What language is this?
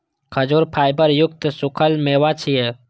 Maithili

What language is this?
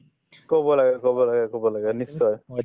Assamese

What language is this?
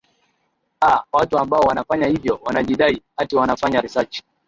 Swahili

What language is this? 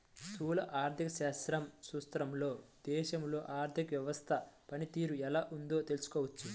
Telugu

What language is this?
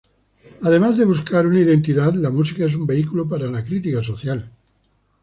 Spanish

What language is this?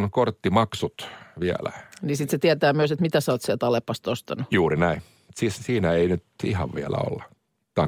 Finnish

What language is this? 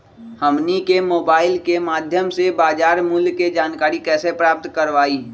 Magahi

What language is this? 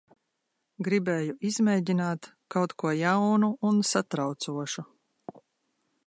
Latvian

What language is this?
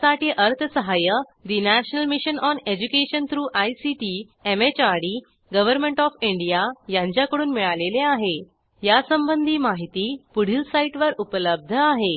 Marathi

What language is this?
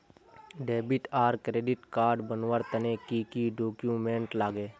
Magahi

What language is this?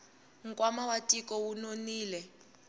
Tsonga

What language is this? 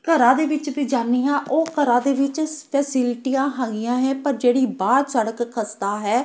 Punjabi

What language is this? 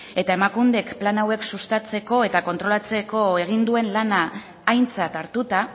Basque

